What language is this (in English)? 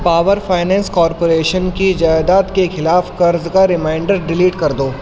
Urdu